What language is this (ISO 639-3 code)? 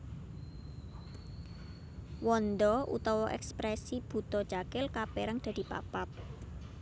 jav